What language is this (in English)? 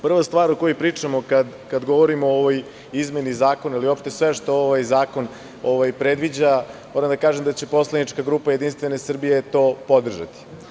Serbian